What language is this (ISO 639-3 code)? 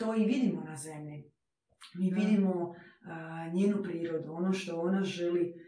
hrv